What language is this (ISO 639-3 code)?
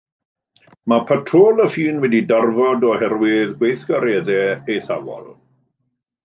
cym